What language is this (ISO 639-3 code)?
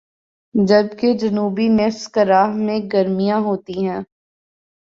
urd